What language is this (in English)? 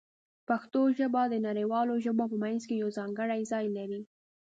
Pashto